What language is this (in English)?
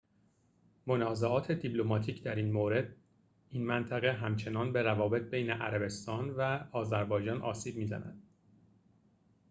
Persian